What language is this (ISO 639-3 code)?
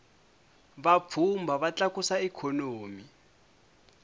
tso